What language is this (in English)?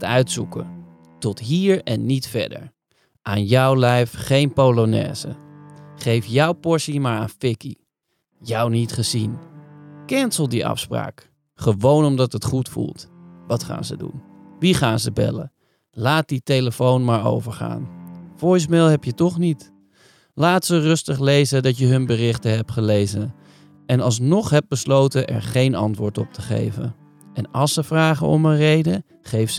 Dutch